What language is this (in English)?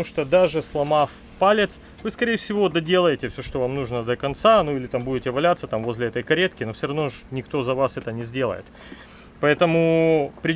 Russian